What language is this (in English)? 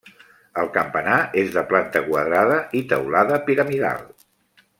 Catalan